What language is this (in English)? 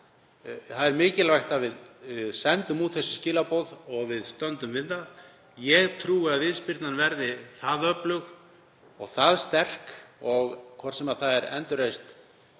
Icelandic